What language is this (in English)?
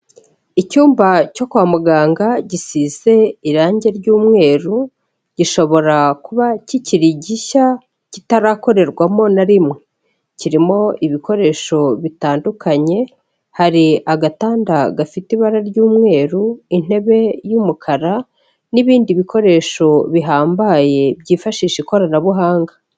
Kinyarwanda